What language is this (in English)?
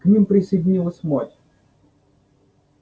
Russian